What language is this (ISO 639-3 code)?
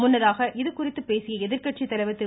tam